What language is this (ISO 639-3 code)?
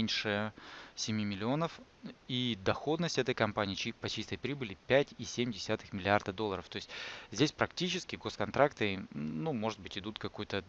rus